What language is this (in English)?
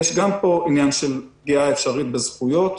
Hebrew